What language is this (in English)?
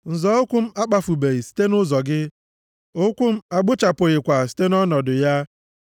Igbo